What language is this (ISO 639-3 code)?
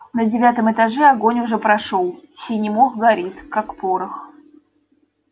rus